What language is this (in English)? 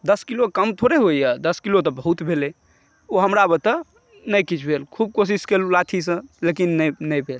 Maithili